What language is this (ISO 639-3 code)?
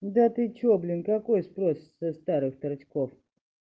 rus